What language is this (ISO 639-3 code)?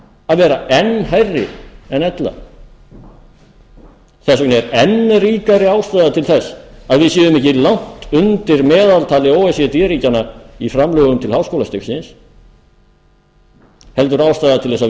isl